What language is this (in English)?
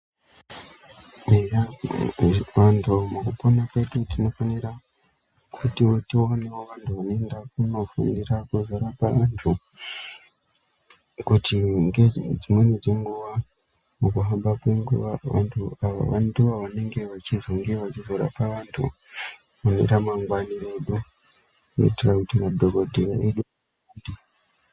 Ndau